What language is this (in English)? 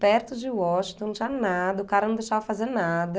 Portuguese